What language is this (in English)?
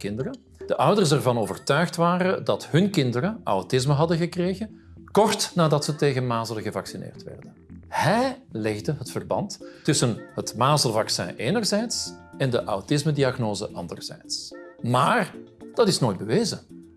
Dutch